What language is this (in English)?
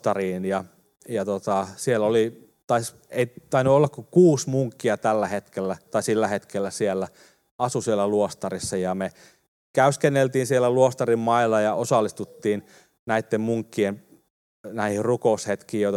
Finnish